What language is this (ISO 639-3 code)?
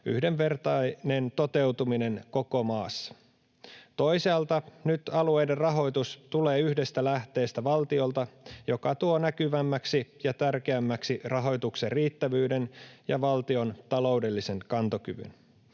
fin